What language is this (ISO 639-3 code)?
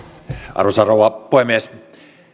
fin